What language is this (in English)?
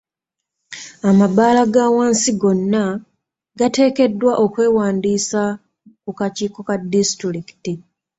Ganda